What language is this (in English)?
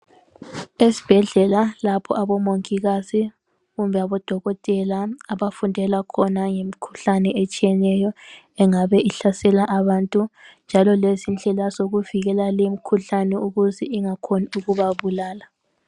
North Ndebele